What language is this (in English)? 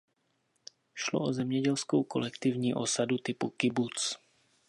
Czech